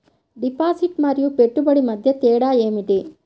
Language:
Telugu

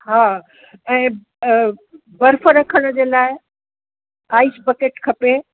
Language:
Sindhi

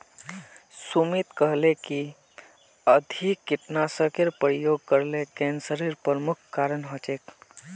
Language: Magahi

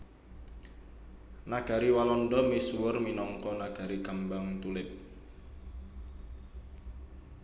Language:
Javanese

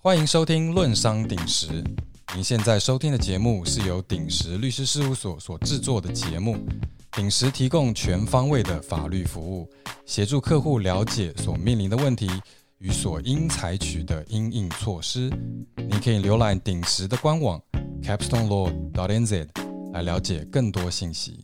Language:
Chinese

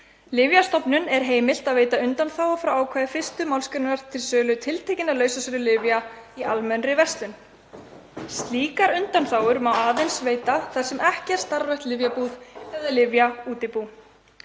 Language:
Icelandic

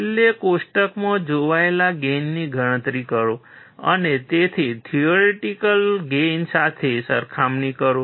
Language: Gujarati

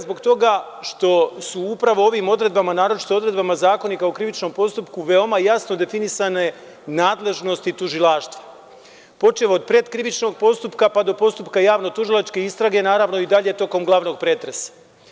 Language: Serbian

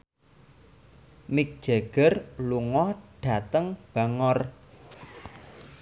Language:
Javanese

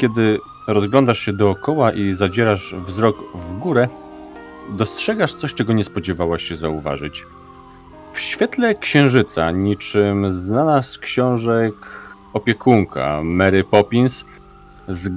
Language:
Polish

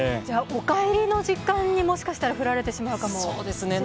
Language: Japanese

